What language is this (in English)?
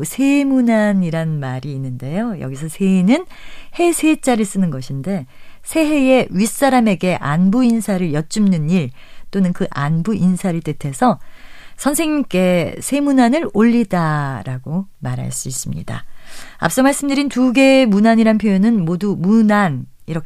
Korean